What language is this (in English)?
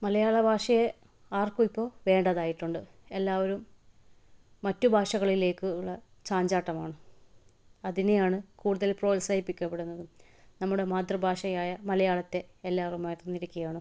Malayalam